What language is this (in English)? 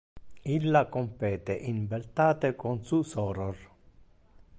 Interlingua